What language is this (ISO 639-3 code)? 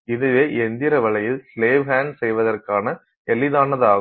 tam